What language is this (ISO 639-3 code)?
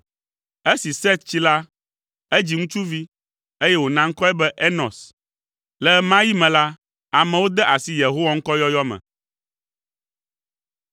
ewe